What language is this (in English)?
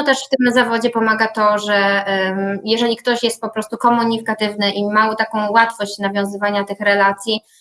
Polish